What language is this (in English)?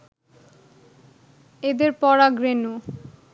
Bangla